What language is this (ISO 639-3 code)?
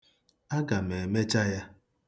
ibo